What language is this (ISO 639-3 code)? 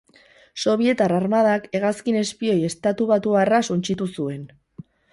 eus